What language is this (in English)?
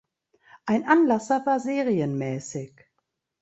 German